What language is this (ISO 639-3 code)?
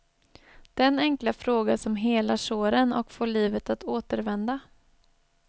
swe